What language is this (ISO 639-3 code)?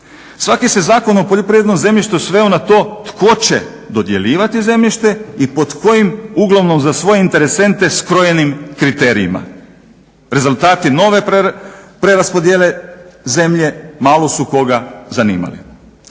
hrv